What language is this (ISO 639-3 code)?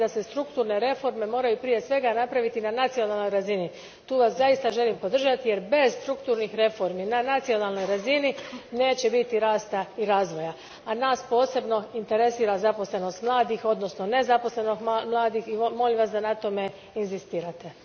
hrv